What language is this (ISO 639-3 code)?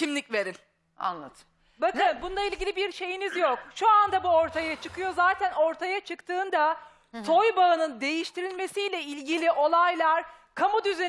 tur